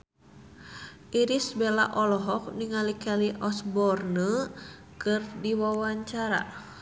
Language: Sundanese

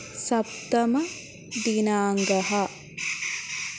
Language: Sanskrit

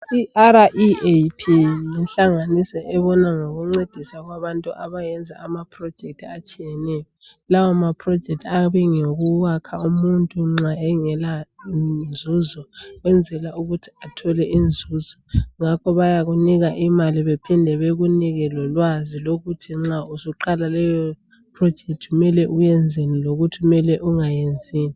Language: North Ndebele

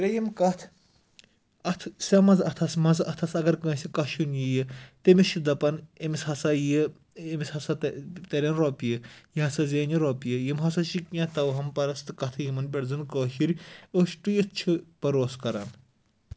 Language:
Kashmiri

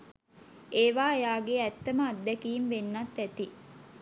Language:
Sinhala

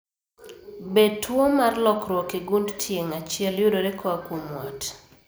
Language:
Luo (Kenya and Tanzania)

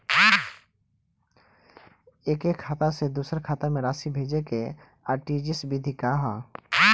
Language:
Bhojpuri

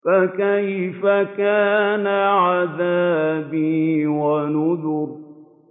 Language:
Arabic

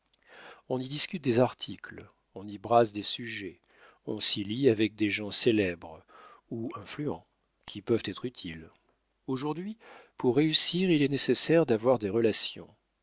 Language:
French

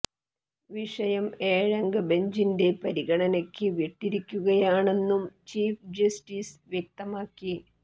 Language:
Malayalam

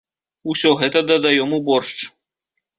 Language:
Belarusian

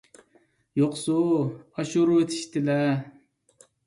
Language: Uyghur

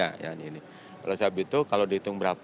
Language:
Indonesian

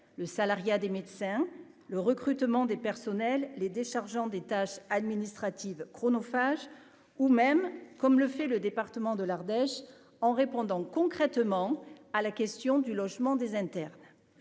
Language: French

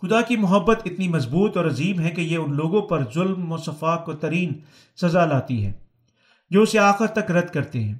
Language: Urdu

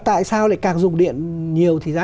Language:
Vietnamese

